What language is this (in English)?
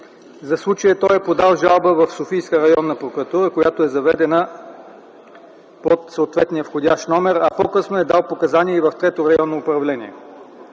Bulgarian